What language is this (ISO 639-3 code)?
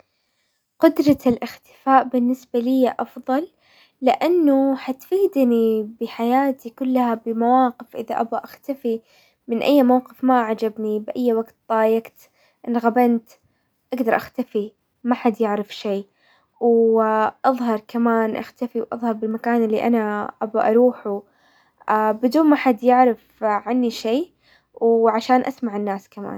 acw